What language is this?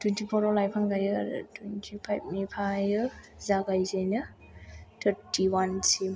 Bodo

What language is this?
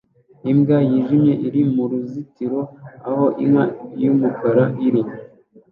Kinyarwanda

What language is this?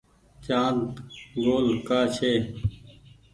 Goaria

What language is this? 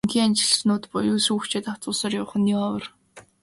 Mongolian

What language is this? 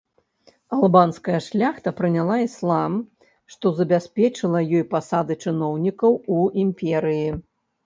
Belarusian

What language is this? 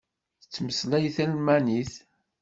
Kabyle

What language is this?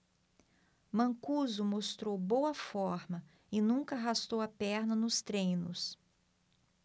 Portuguese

